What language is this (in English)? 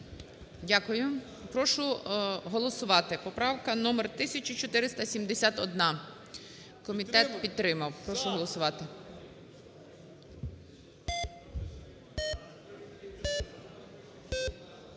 Ukrainian